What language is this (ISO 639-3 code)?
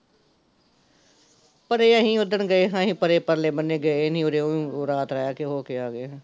pan